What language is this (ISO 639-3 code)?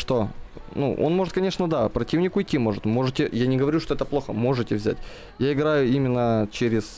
rus